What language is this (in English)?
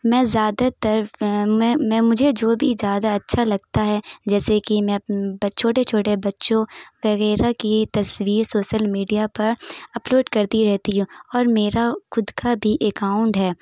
Urdu